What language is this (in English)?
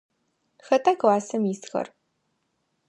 Adyghe